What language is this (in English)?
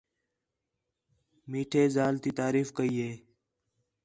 Khetrani